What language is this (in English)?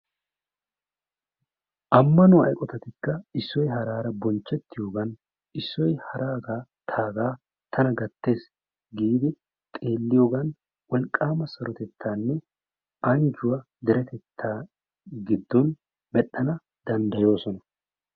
Wolaytta